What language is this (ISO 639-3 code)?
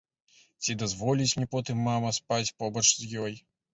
bel